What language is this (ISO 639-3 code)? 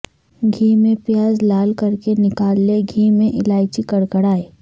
urd